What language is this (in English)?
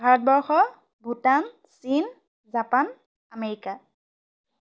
Assamese